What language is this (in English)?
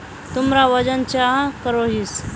Magahi